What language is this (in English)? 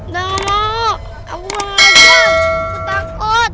Indonesian